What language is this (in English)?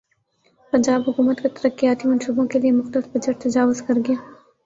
Urdu